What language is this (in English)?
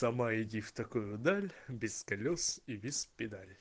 Russian